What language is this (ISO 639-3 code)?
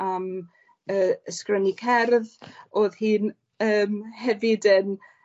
cym